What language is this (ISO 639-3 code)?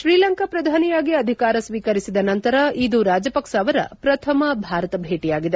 kan